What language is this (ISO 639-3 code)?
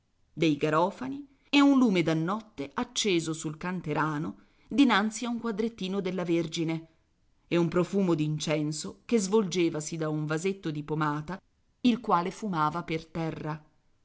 ita